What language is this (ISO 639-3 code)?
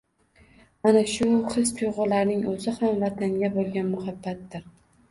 uzb